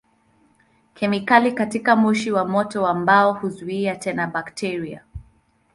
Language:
Swahili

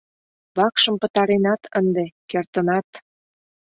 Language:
Mari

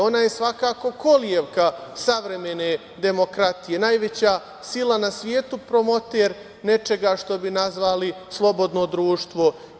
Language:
Serbian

